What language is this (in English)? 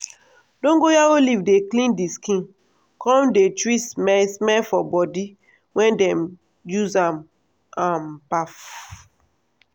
Nigerian Pidgin